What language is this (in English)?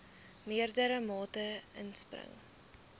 Afrikaans